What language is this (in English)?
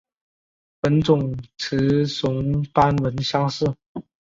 Chinese